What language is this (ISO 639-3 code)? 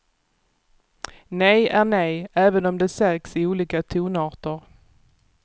swe